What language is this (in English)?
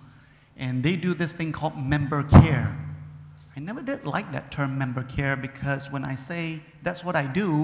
English